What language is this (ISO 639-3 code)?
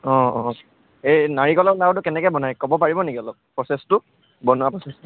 asm